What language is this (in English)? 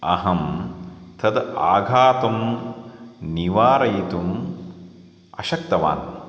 Sanskrit